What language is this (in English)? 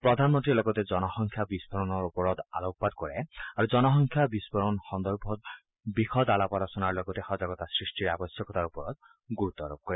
Assamese